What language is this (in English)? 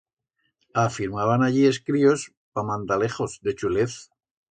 Aragonese